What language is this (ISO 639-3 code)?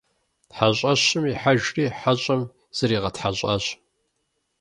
kbd